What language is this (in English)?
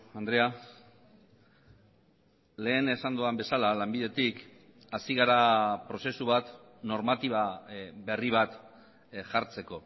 Basque